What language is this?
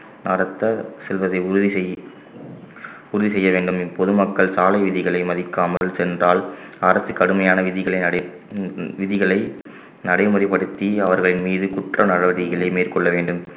Tamil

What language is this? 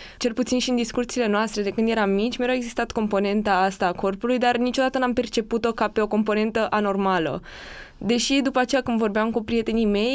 Romanian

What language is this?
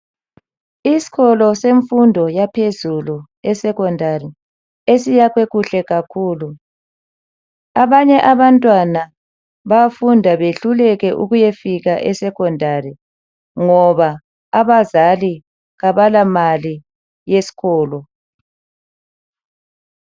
North Ndebele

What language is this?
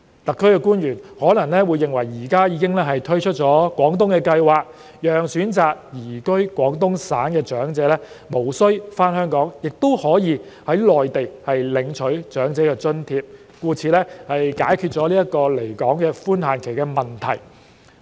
Cantonese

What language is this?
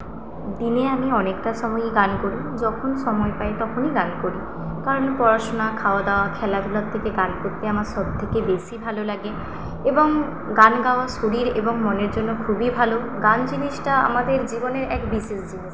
Bangla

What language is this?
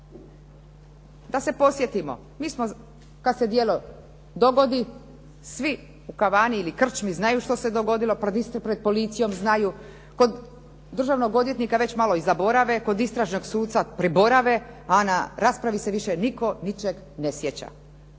Croatian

